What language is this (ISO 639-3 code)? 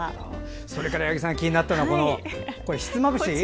jpn